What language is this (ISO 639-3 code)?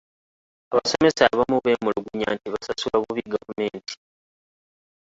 lug